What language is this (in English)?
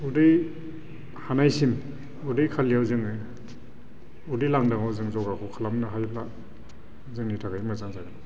Bodo